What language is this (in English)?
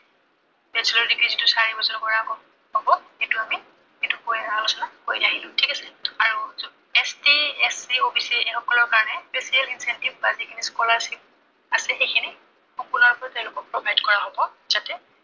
Assamese